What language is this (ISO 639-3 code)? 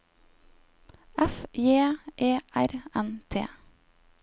nor